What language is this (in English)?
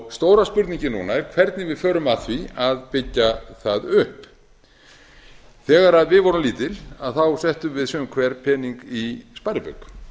Icelandic